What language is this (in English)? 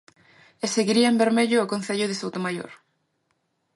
Galician